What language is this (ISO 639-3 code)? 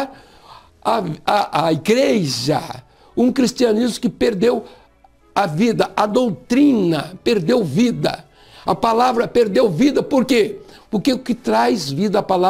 por